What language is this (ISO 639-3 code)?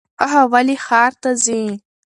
pus